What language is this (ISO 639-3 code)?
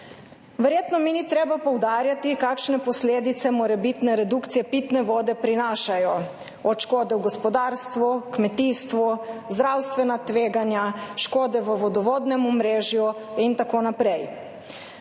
slv